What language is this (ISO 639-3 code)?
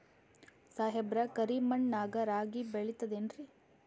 kan